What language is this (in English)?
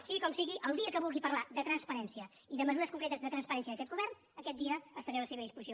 Catalan